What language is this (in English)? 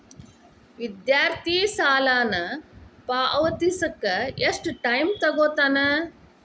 Kannada